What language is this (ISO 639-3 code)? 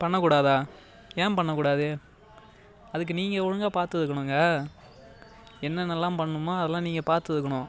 tam